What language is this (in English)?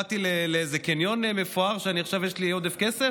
Hebrew